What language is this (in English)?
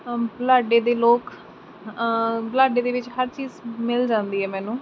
Punjabi